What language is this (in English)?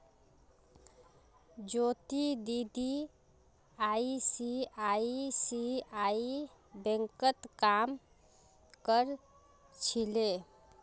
Magahi